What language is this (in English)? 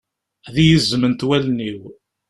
Kabyle